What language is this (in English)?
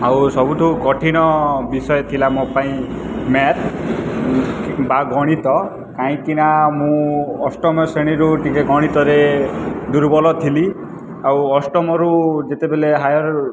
Odia